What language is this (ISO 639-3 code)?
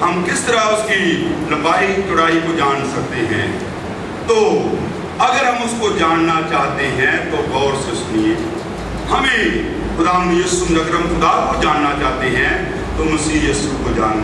hin